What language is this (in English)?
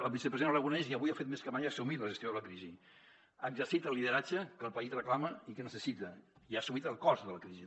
Catalan